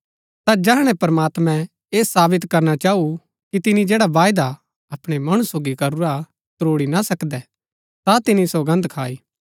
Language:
Gaddi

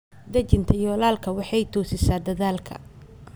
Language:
Somali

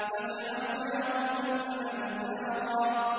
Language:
Arabic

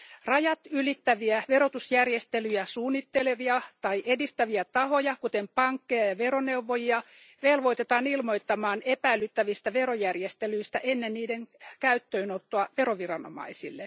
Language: Finnish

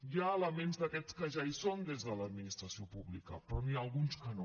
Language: Catalan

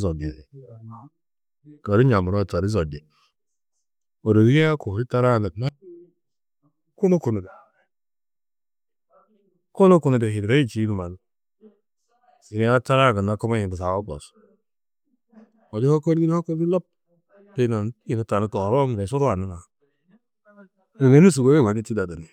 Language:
Tedaga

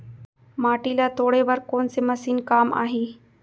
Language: Chhattisgarhi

